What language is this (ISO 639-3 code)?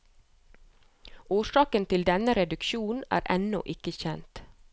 nor